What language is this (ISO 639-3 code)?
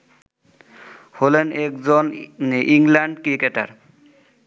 ben